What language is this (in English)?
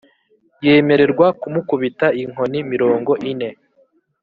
Kinyarwanda